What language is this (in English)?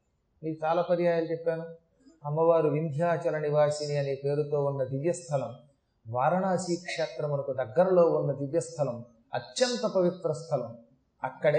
Telugu